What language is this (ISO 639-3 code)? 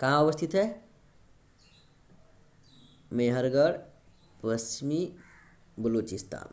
hin